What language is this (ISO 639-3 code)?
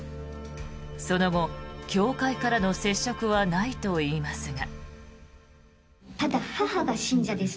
jpn